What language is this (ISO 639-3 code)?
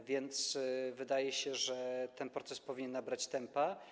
pol